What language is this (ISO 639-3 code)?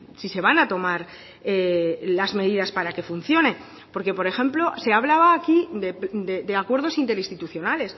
spa